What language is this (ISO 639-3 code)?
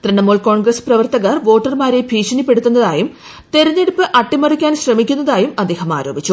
mal